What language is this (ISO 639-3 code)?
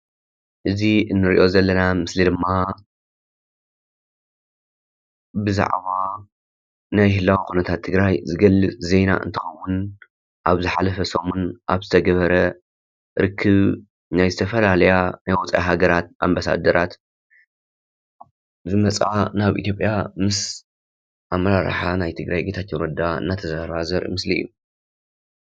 tir